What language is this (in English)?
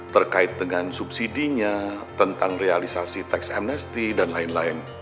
Indonesian